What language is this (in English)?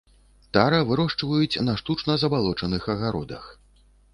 Belarusian